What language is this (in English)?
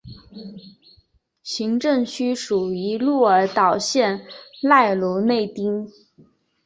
Chinese